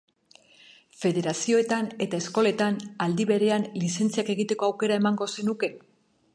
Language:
Basque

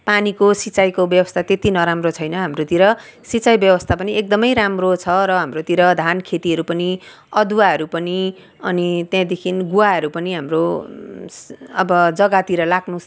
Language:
Nepali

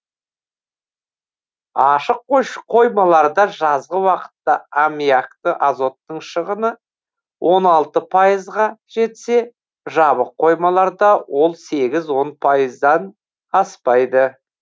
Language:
Kazakh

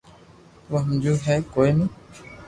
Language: Loarki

